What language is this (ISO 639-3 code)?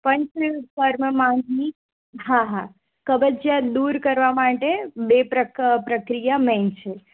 guj